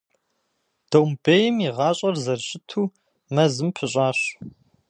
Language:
Kabardian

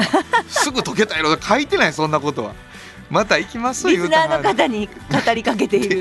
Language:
Japanese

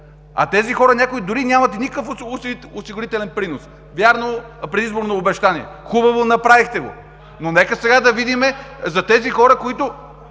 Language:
Bulgarian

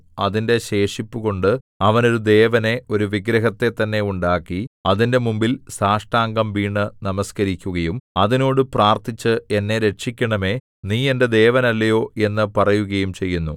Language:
Malayalam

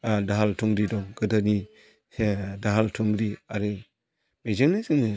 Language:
Bodo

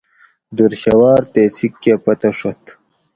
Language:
Gawri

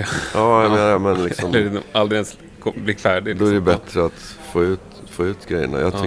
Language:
Swedish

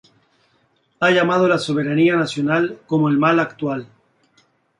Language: Spanish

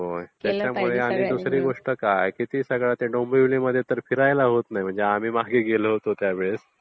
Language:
Marathi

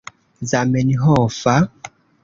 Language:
Esperanto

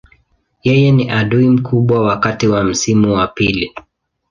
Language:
Swahili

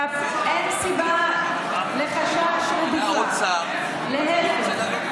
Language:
Hebrew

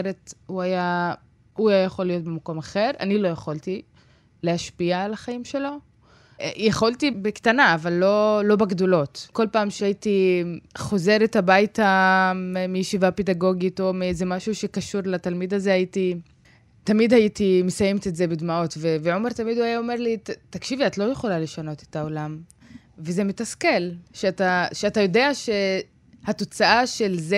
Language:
Hebrew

